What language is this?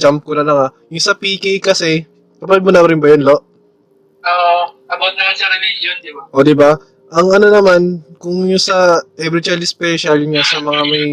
Filipino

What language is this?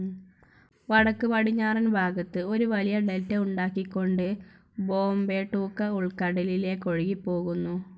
Malayalam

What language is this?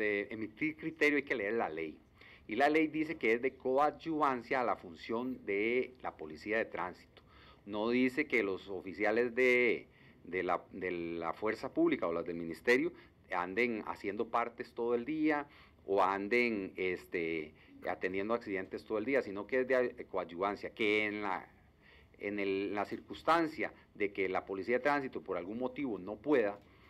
Spanish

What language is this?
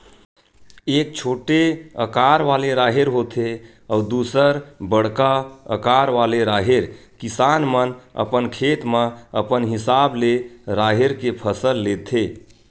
Chhattisgarhi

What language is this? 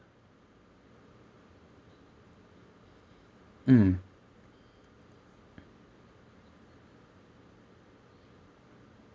English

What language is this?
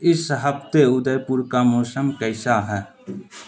Urdu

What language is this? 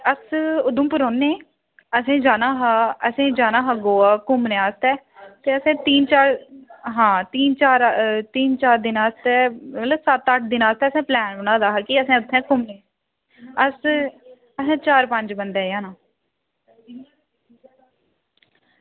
Dogri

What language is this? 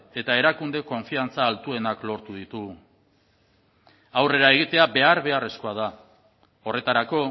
Basque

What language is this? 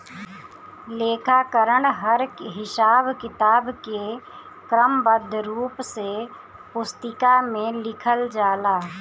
Bhojpuri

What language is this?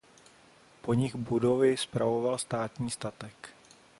Czech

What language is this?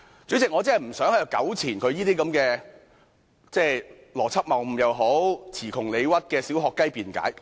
Cantonese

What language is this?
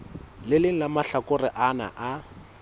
Southern Sotho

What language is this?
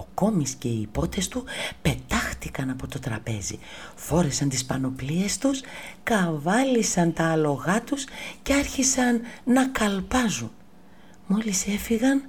Greek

